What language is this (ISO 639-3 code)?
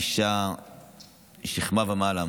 heb